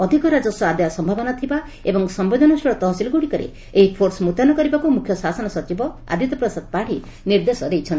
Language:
Odia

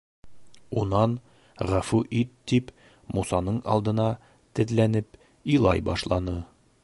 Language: Bashkir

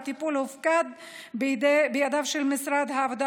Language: Hebrew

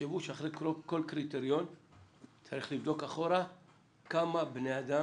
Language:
Hebrew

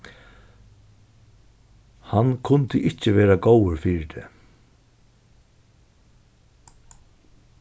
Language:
Faroese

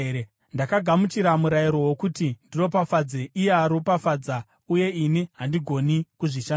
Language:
Shona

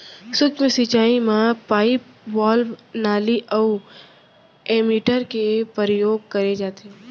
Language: Chhattisgarhi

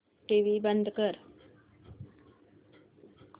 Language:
Marathi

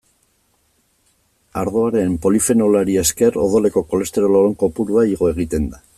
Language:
Basque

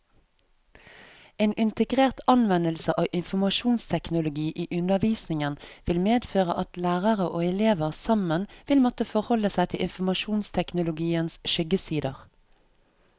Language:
Norwegian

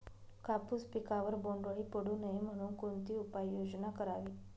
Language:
Marathi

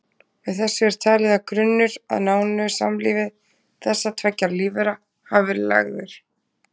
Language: Icelandic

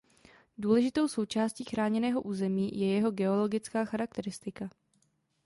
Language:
Czech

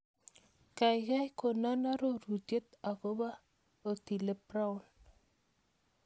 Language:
Kalenjin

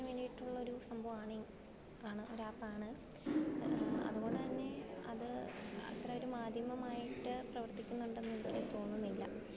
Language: Malayalam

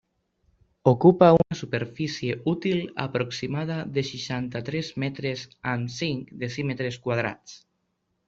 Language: Catalan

